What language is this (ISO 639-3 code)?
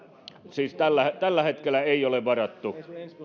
fin